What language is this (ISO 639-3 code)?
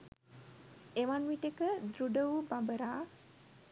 sin